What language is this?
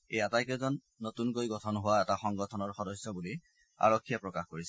Assamese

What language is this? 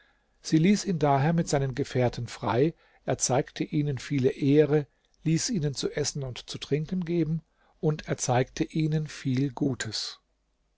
German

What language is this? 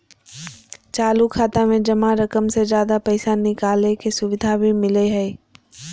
Magahi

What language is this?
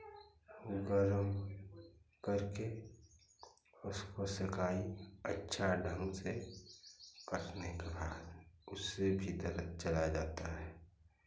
Hindi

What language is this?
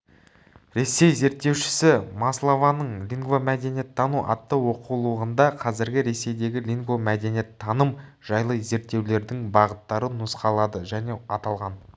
Kazakh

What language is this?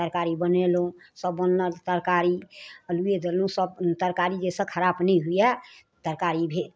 Maithili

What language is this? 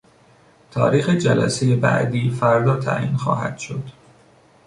Persian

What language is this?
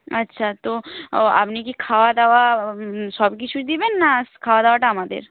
Bangla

